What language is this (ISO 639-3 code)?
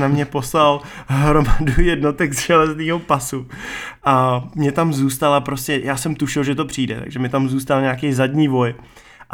ces